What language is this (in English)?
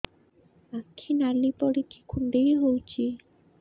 Odia